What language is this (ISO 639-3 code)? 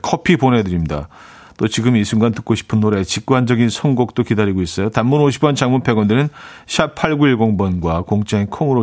kor